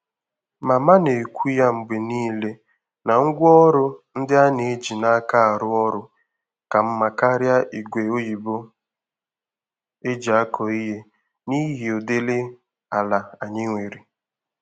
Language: Igbo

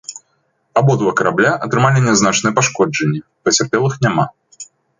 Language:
Belarusian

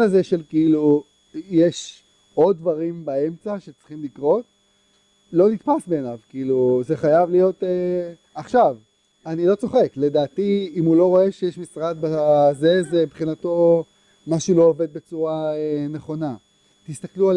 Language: Hebrew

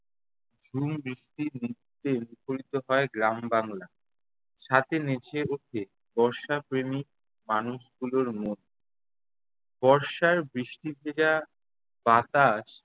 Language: Bangla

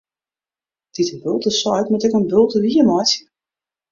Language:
Western Frisian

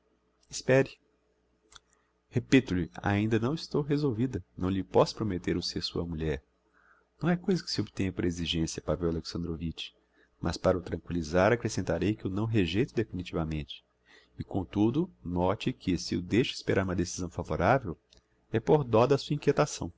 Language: Portuguese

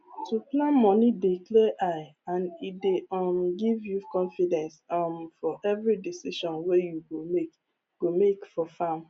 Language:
Nigerian Pidgin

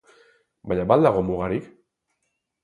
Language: Basque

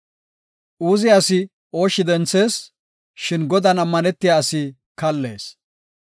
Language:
Gofa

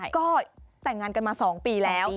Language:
Thai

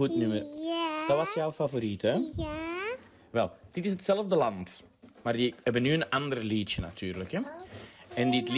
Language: Dutch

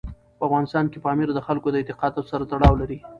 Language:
Pashto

